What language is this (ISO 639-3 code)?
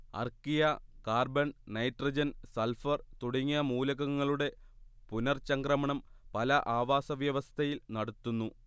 mal